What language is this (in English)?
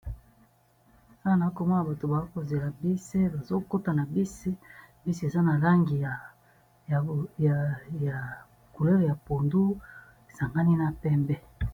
Lingala